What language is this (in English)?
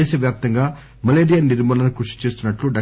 Telugu